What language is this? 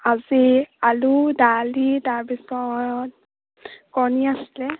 Assamese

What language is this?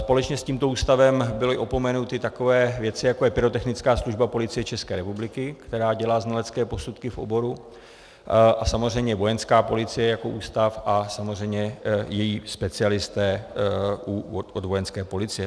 Czech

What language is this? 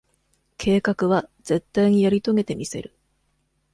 Japanese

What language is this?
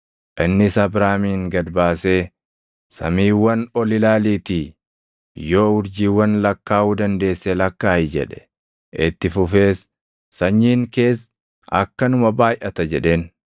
Oromo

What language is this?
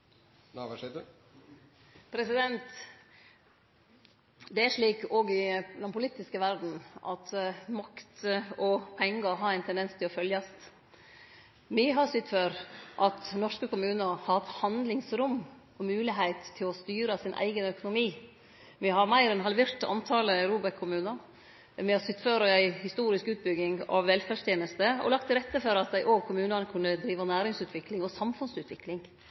Norwegian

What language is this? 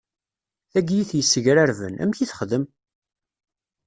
Kabyle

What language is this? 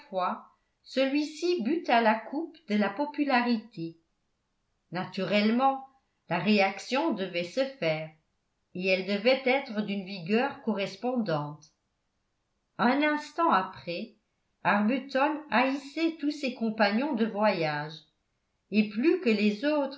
French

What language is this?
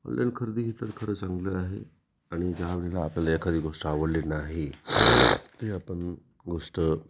Marathi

